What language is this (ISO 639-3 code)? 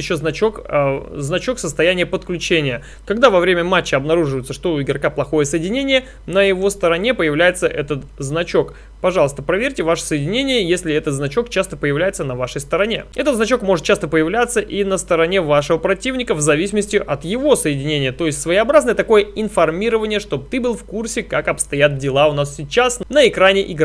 rus